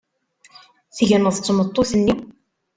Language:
Kabyle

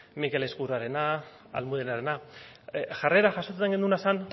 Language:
Basque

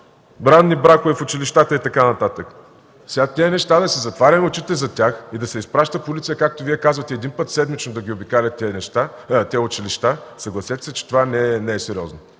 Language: Bulgarian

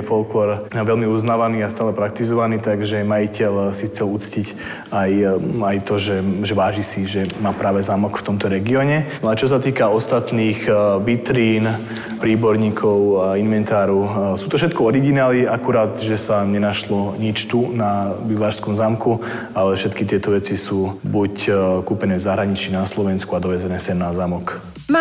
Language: Slovak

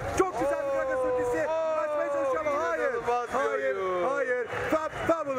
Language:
Turkish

